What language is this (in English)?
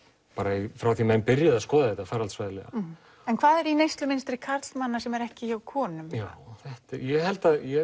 Icelandic